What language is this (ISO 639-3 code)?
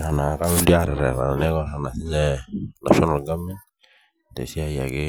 mas